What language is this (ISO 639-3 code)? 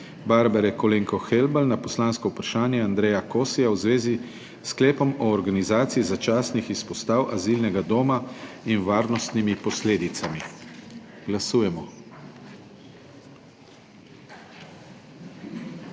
slv